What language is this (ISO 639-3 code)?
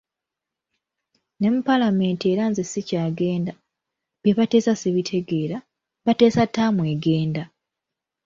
lug